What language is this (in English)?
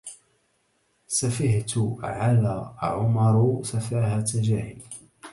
Arabic